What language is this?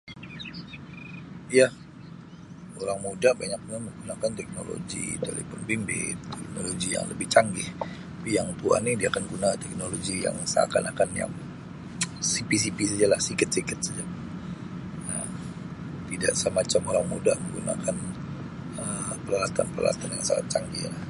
Sabah Malay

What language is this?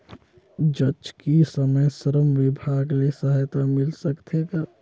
Chhattisgarhi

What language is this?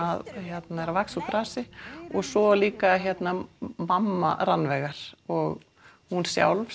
Icelandic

